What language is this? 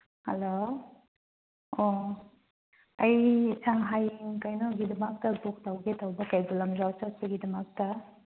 Manipuri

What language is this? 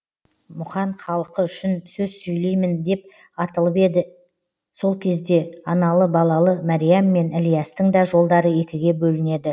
Kazakh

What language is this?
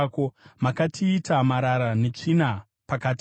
Shona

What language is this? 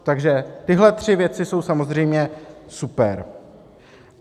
Czech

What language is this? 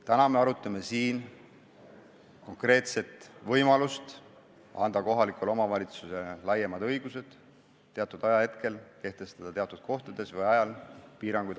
Estonian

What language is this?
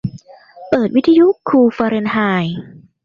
Thai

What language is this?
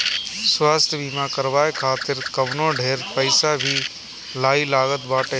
Bhojpuri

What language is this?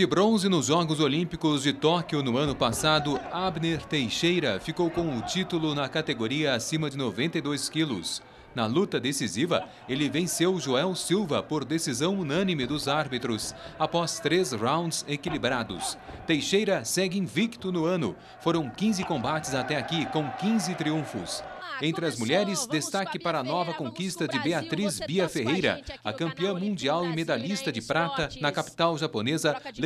Portuguese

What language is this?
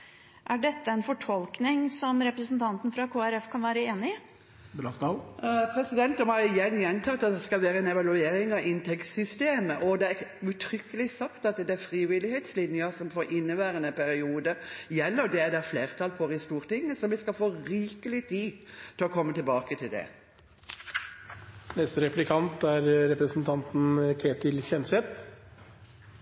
Norwegian Bokmål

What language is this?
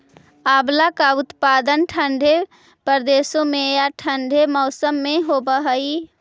Magahi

